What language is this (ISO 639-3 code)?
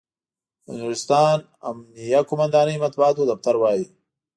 pus